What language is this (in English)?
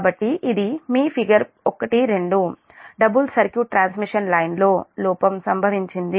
Telugu